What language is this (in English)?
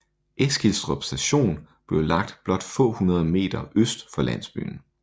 Danish